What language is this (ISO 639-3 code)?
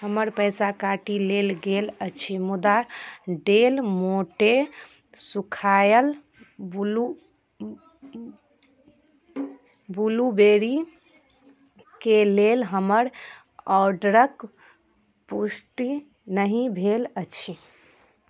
mai